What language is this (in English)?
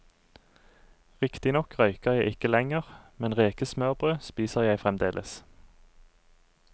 Norwegian